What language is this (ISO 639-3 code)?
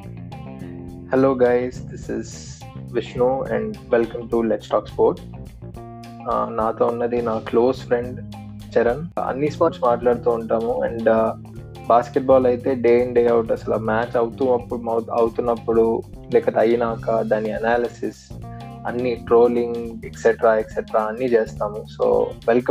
tel